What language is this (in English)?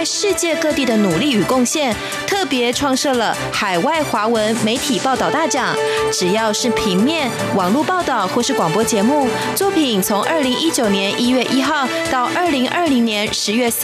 Chinese